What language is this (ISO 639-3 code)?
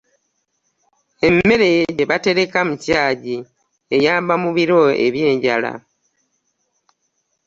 lug